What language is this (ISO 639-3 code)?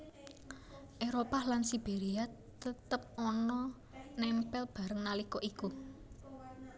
jav